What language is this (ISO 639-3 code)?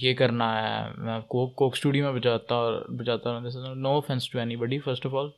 urd